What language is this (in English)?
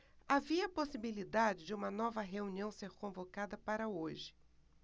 Portuguese